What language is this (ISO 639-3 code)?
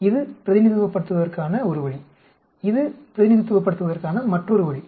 tam